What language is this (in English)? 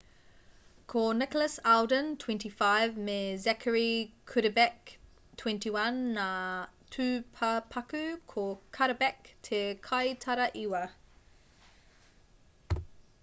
Māori